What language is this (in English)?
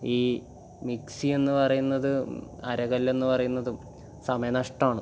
Malayalam